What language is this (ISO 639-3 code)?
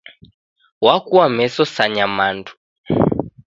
dav